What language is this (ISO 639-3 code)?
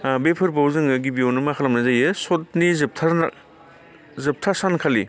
brx